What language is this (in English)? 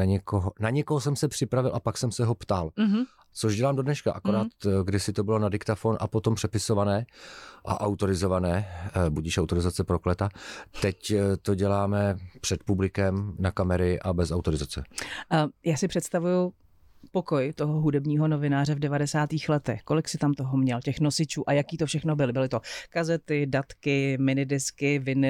Czech